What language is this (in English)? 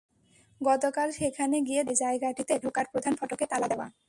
Bangla